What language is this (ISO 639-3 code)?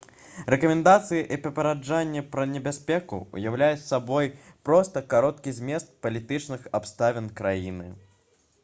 bel